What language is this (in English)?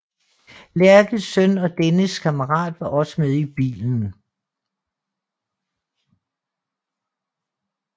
Danish